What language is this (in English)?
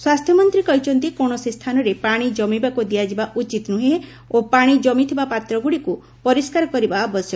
Odia